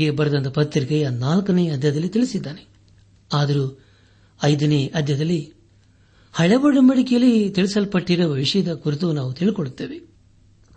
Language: Kannada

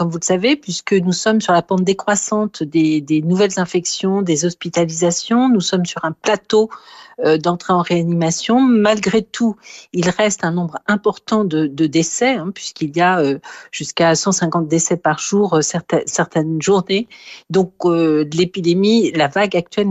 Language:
French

